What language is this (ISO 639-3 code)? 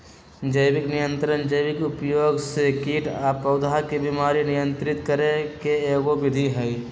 mag